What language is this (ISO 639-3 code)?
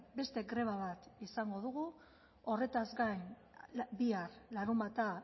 eus